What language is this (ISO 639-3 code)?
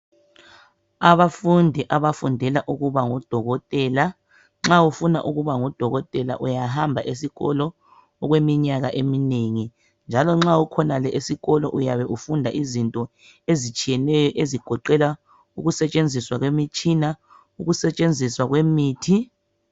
nde